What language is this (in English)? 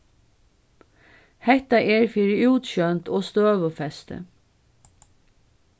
Faroese